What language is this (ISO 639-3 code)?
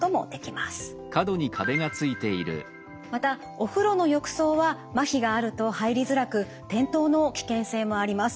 jpn